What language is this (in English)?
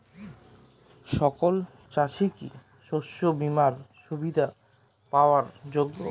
Bangla